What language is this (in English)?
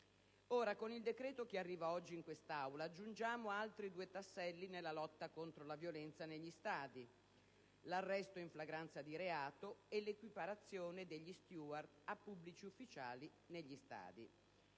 Italian